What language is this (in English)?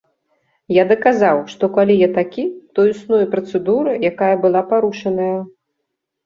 Belarusian